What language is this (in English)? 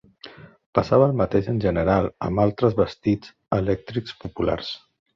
Catalan